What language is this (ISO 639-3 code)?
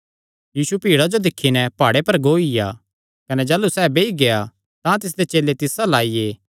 xnr